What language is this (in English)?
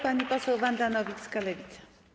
Polish